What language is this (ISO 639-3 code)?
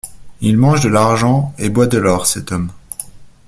fra